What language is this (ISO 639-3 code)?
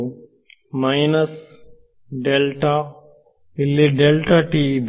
kan